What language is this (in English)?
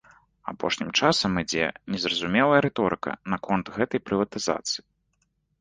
Belarusian